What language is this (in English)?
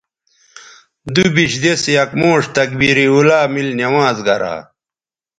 Bateri